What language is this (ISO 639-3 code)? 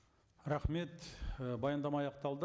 kaz